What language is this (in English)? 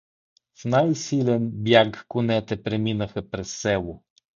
Bulgarian